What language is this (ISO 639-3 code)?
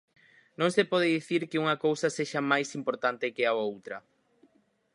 glg